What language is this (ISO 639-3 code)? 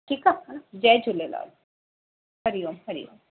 snd